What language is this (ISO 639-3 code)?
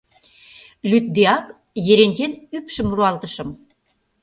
chm